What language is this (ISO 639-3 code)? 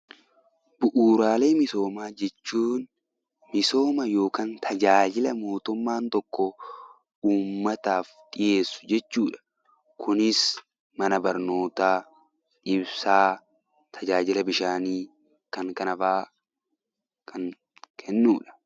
orm